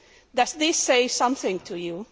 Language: English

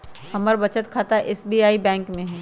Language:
Magahi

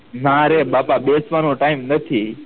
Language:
Gujarati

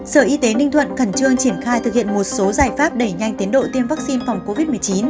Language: Vietnamese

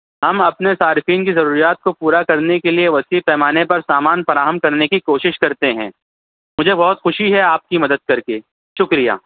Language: Urdu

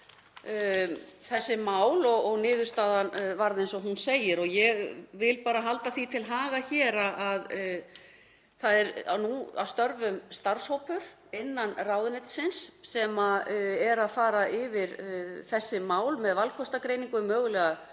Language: Icelandic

